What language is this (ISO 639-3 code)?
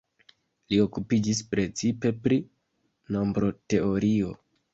epo